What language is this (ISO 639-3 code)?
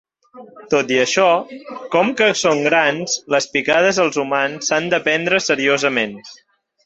cat